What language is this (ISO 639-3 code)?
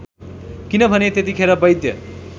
nep